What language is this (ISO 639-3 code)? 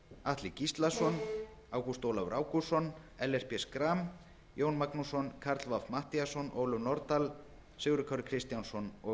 isl